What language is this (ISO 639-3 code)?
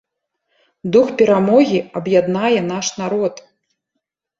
bel